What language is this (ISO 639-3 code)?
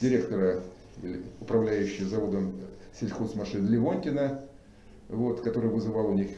rus